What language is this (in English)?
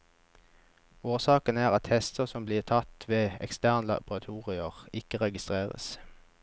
Norwegian